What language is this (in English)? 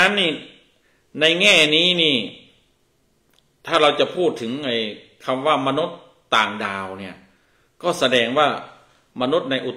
Thai